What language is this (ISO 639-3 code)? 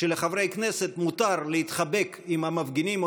heb